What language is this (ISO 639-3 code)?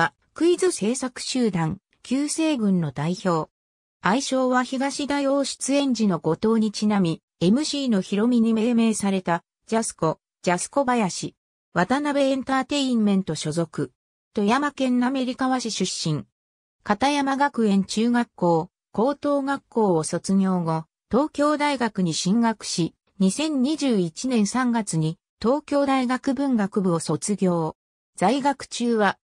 jpn